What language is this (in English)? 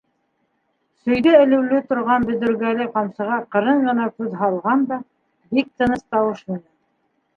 Bashkir